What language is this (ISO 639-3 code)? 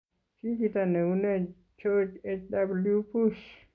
kln